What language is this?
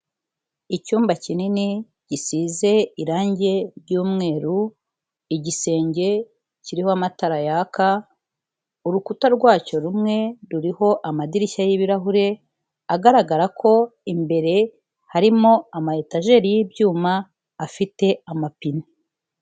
Kinyarwanda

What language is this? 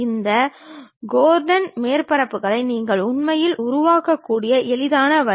Tamil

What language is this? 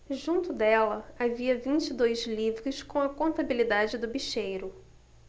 Portuguese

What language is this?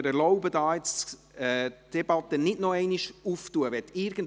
Swiss German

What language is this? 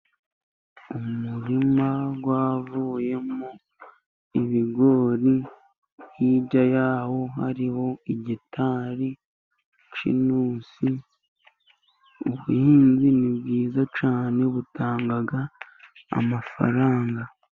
Kinyarwanda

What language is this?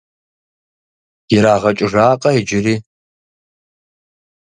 Kabardian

